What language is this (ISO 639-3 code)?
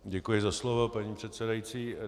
ces